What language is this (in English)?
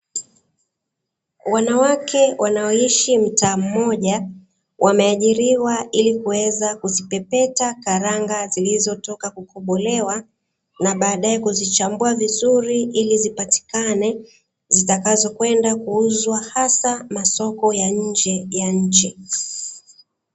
Swahili